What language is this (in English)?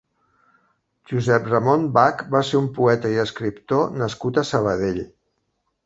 Catalan